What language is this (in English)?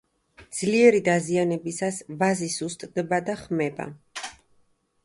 Georgian